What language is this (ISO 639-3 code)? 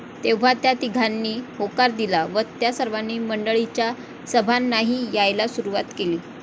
mar